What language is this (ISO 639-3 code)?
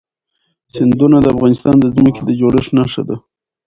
pus